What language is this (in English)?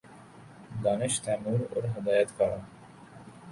Urdu